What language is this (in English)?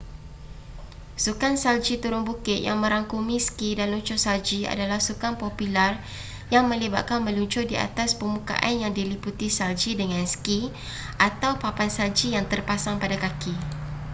Malay